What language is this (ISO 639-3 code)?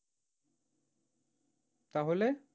ben